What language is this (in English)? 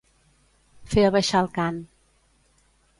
Catalan